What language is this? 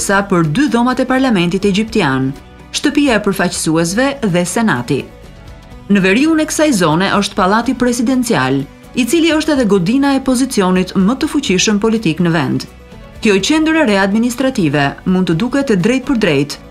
Romanian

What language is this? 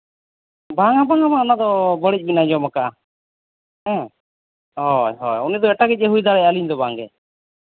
Santali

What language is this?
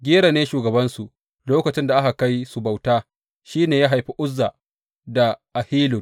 Hausa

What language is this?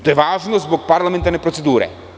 Serbian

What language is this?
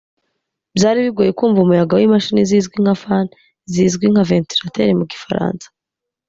Kinyarwanda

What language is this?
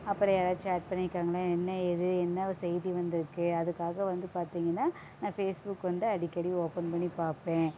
Tamil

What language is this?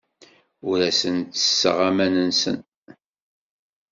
Kabyle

